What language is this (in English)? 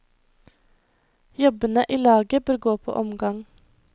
Norwegian